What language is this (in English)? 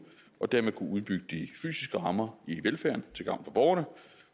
Danish